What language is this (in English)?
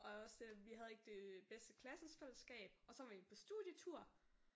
Danish